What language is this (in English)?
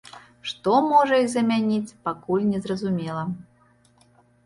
Belarusian